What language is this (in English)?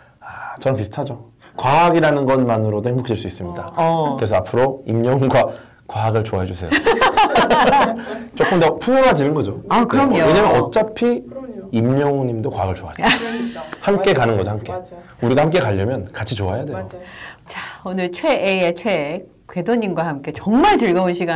Korean